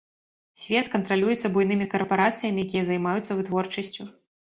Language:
Belarusian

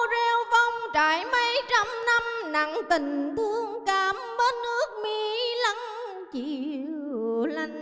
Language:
Vietnamese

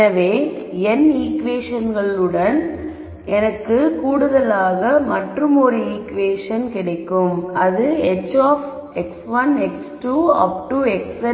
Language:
Tamil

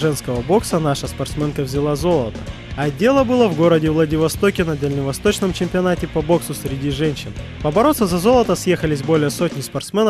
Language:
Russian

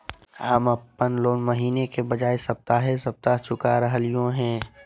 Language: Magahi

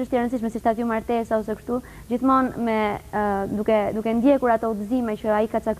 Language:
Romanian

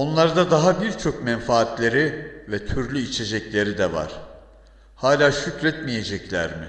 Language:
Turkish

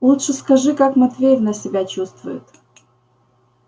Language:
Russian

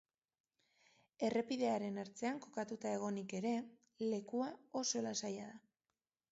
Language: Basque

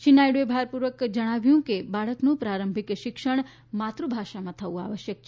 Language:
Gujarati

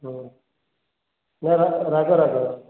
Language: Odia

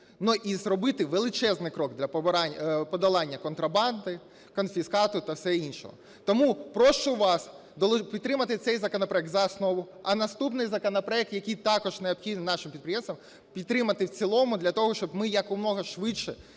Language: Ukrainian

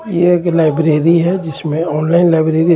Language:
Hindi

